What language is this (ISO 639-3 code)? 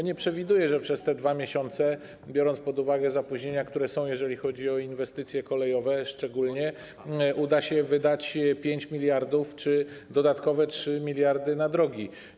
pol